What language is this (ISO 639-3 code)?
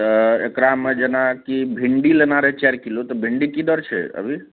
mai